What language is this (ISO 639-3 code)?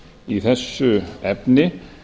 isl